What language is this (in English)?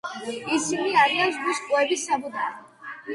Georgian